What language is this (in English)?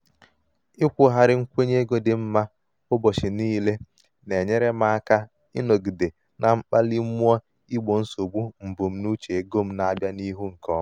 Igbo